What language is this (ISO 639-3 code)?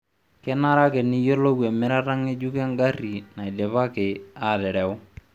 mas